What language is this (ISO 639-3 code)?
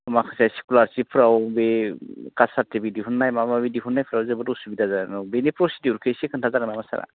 brx